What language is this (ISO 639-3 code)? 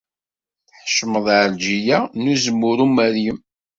kab